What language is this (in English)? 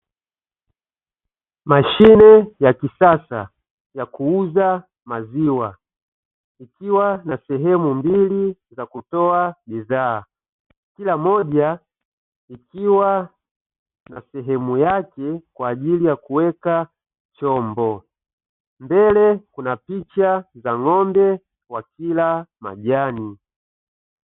Swahili